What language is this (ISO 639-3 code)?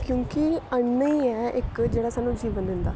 doi